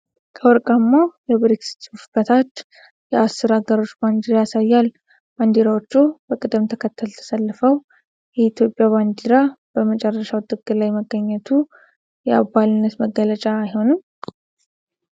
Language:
Amharic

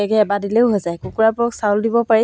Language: Assamese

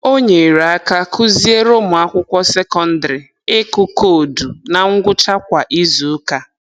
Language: Igbo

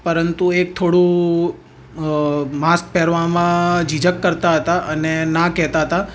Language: Gujarati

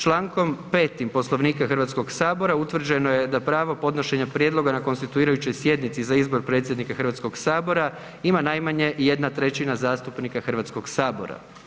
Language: Croatian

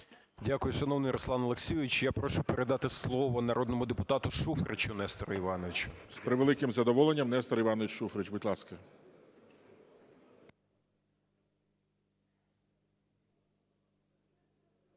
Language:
Ukrainian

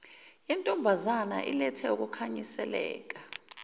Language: Zulu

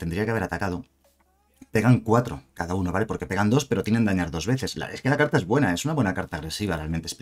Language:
Spanish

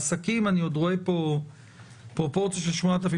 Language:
Hebrew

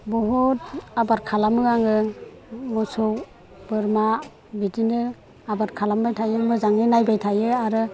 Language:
Bodo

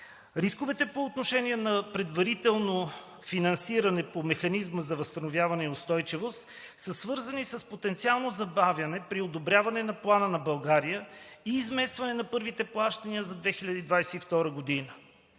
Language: Bulgarian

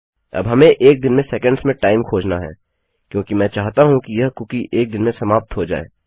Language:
Hindi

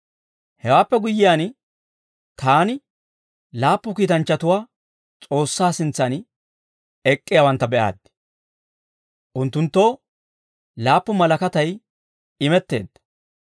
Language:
Dawro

